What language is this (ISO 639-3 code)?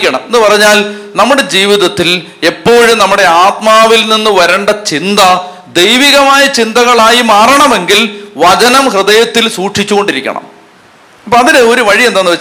mal